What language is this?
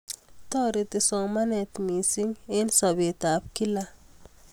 Kalenjin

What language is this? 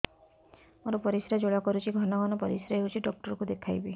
Odia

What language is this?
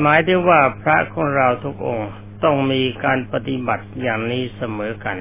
Thai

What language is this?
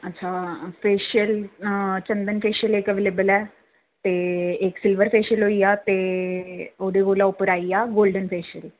Dogri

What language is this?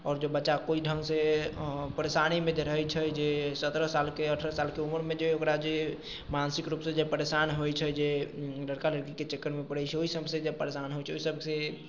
Maithili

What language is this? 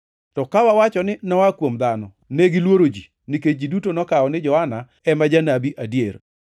Luo (Kenya and Tanzania)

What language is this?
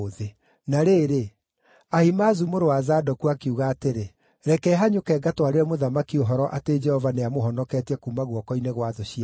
Kikuyu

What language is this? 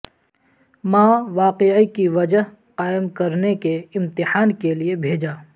Urdu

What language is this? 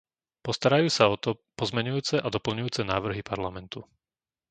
Slovak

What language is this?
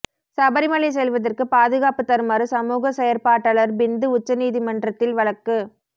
Tamil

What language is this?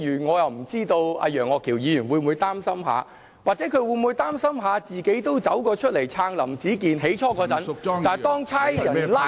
Cantonese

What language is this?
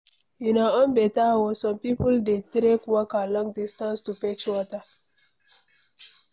Nigerian Pidgin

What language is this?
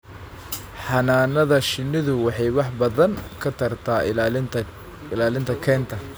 Somali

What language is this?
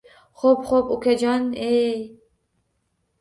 Uzbek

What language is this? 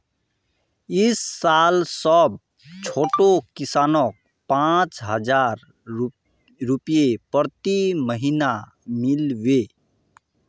Magahi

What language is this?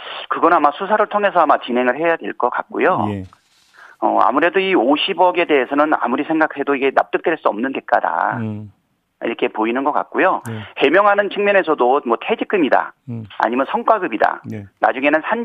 Korean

